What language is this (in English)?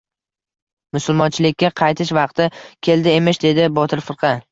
Uzbek